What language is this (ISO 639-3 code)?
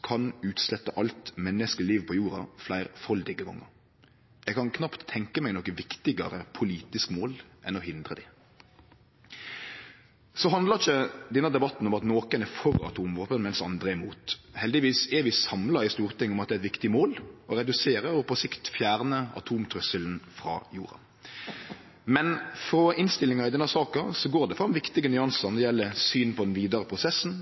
nno